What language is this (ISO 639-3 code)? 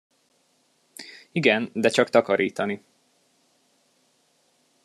hun